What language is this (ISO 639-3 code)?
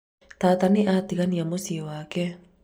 kik